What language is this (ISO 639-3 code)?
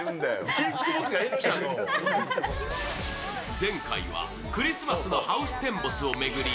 jpn